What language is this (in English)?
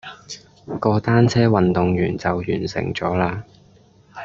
Cantonese